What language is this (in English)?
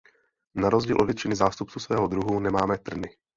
Czech